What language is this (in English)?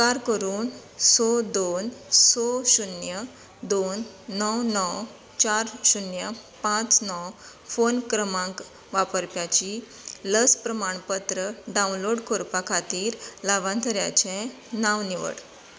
Konkani